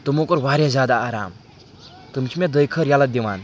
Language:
Kashmiri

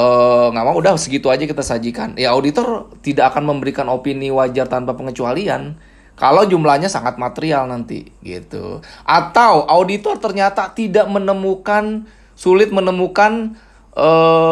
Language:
Indonesian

